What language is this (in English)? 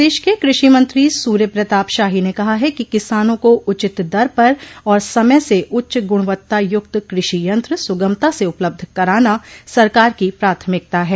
Hindi